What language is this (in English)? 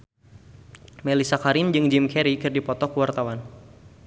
Sundanese